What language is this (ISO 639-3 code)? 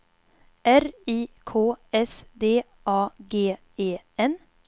swe